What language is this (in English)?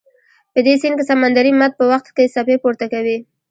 Pashto